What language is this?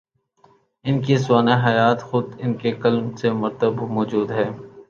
Urdu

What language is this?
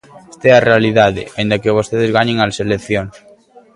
Galician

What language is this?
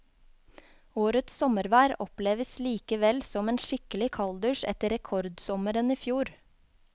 Norwegian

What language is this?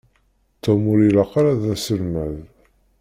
Kabyle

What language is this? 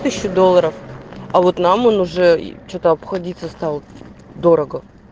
Russian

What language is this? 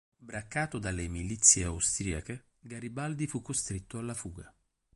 Italian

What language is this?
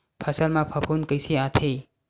Chhattisgarhi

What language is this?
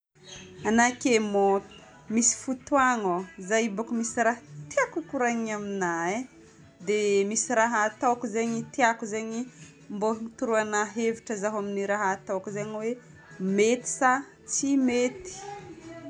Northern Betsimisaraka Malagasy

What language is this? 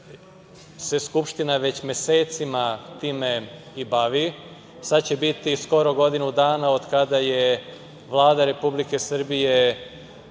Serbian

